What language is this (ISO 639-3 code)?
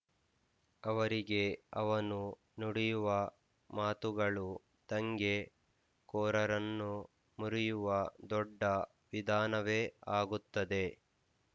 kan